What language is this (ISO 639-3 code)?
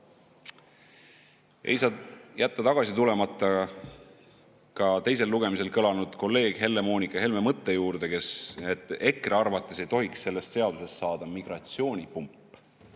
est